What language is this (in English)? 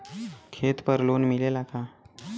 Bhojpuri